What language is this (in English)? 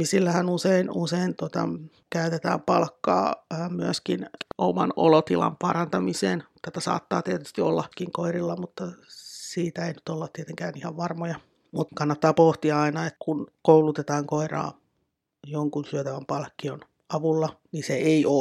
Finnish